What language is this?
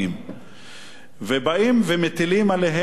Hebrew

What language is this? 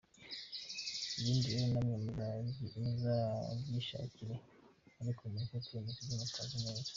Kinyarwanda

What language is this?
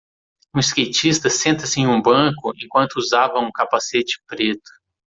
Portuguese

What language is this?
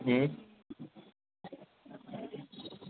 Gujarati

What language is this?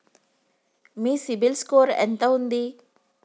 Telugu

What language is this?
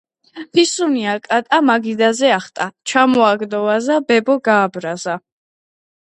Georgian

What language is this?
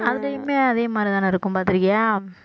Tamil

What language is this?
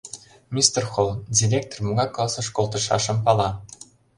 Mari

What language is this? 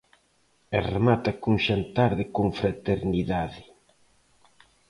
Galician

